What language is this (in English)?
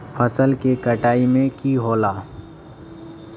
Magahi